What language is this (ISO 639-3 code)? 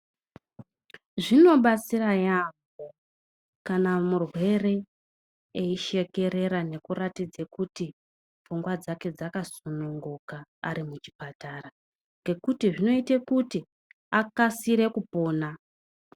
ndc